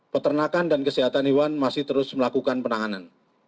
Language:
Indonesian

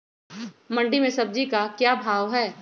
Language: Magahi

